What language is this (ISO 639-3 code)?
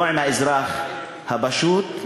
heb